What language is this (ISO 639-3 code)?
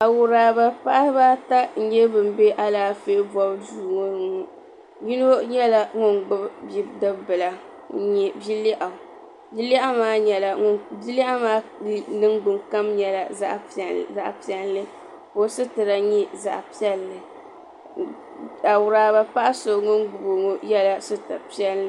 dag